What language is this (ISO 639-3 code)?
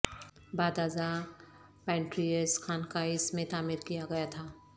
urd